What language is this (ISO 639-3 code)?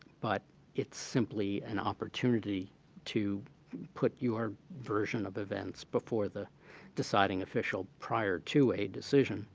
eng